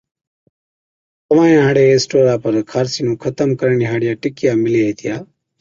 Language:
Od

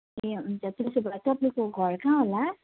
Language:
Nepali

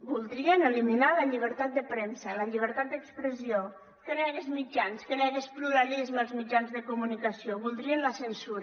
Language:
Catalan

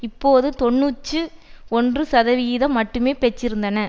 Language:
Tamil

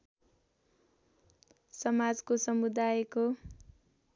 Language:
Nepali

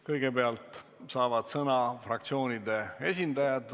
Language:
Estonian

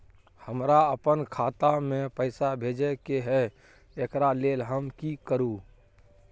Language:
Maithili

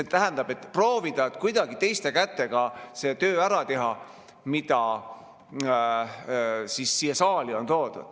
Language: Estonian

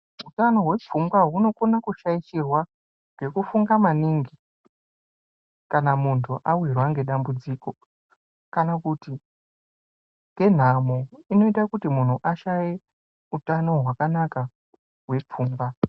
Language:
Ndau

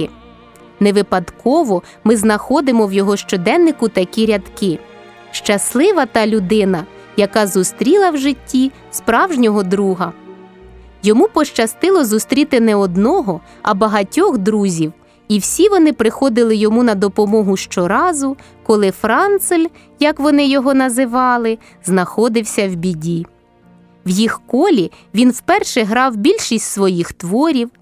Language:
Ukrainian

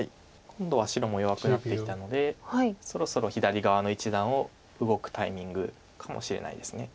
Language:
Japanese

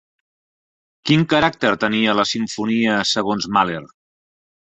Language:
Catalan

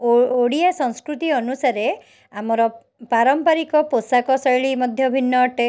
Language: Odia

